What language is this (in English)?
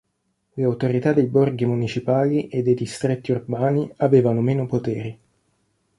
Italian